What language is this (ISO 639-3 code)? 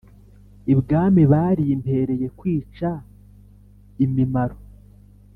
kin